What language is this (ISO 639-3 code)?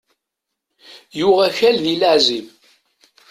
kab